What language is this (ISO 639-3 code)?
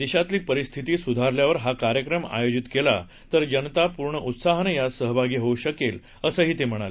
mar